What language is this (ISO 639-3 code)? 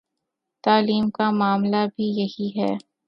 urd